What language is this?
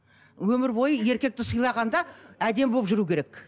Kazakh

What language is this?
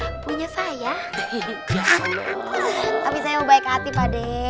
Indonesian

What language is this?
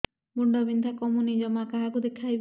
Odia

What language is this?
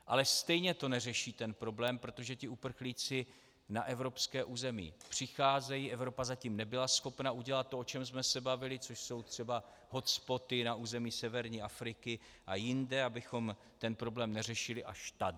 Czech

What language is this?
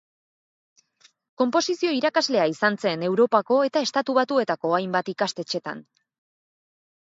Basque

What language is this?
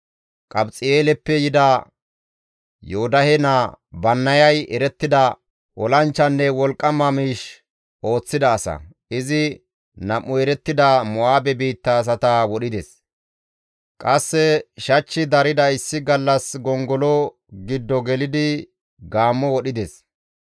Gamo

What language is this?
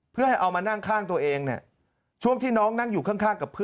Thai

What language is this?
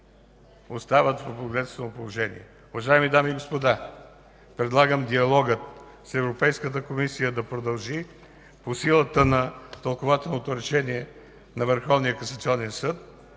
Bulgarian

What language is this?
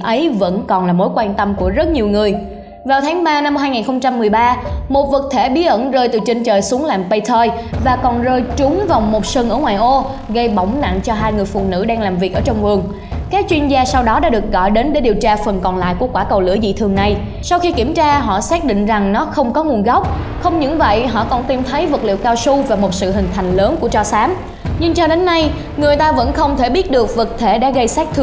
Vietnamese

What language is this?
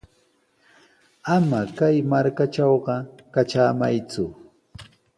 Sihuas Ancash Quechua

